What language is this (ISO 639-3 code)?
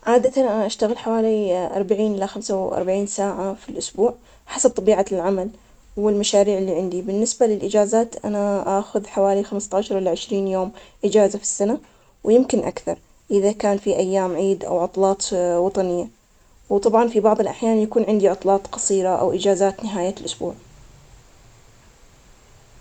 acx